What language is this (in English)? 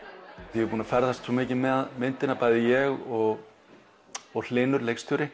Icelandic